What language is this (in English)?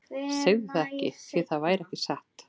Icelandic